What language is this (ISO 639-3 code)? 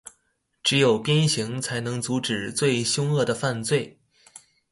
zho